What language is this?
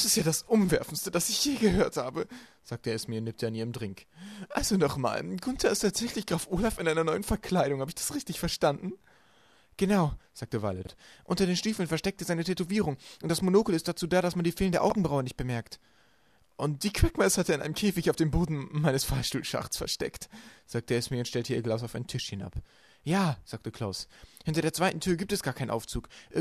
German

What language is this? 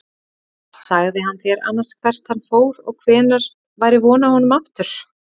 Icelandic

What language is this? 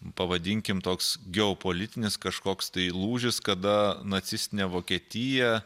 Lithuanian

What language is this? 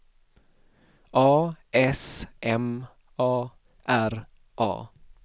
Swedish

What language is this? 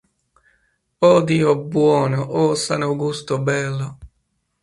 Italian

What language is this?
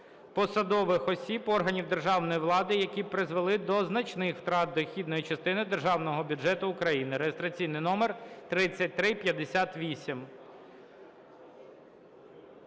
Ukrainian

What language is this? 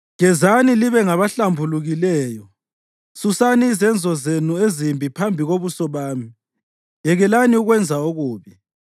North Ndebele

